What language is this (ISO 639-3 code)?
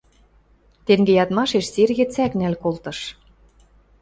mrj